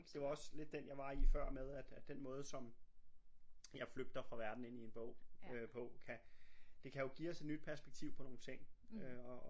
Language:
Danish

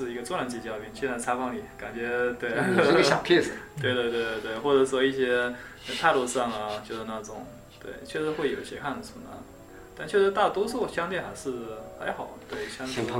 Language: Chinese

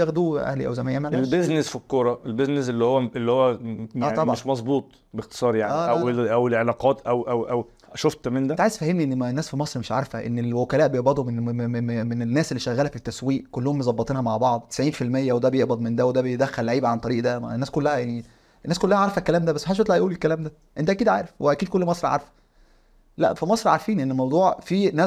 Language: Arabic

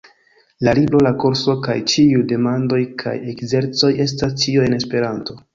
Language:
Esperanto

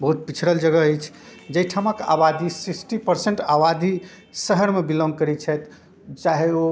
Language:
Maithili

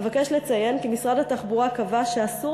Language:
Hebrew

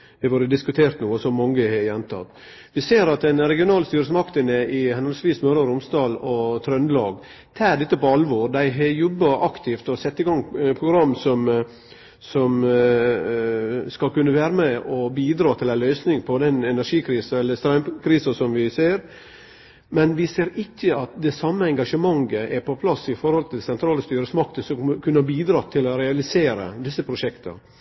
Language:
Norwegian Nynorsk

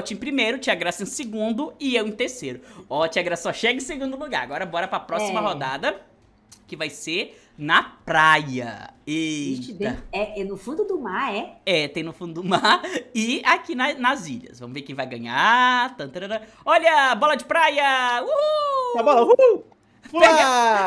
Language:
Portuguese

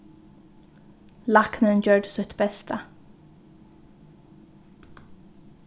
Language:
Faroese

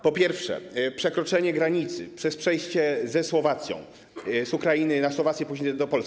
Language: Polish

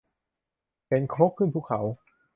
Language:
Thai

